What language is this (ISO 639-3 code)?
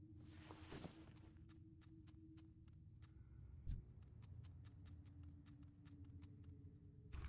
deu